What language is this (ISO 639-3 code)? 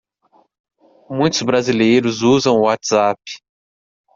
por